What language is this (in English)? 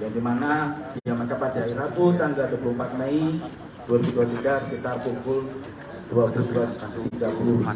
Indonesian